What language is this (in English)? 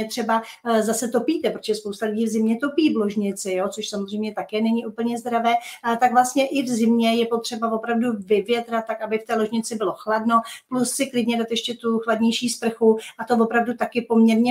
Czech